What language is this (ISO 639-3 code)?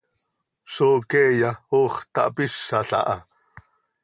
sei